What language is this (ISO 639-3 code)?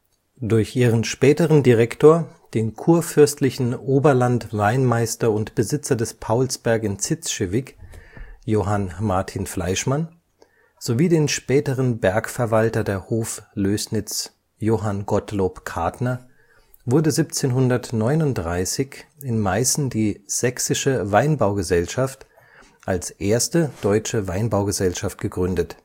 deu